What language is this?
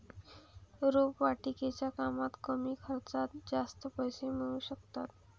Marathi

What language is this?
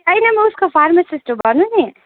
Nepali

